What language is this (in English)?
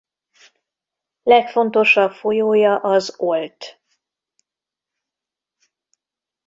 Hungarian